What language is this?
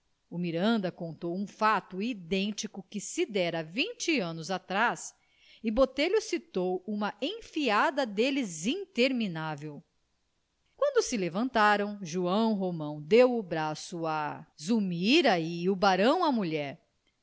Portuguese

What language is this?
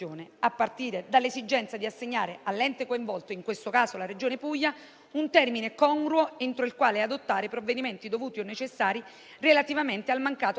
Italian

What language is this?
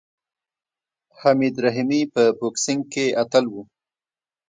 Pashto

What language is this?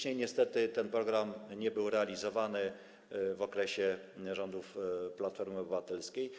Polish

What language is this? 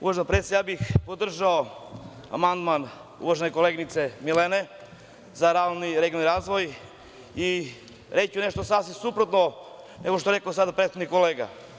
Serbian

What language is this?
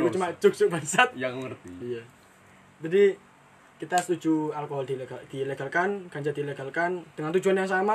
Indonesian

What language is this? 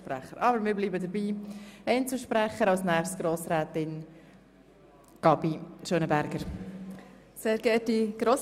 Swiss German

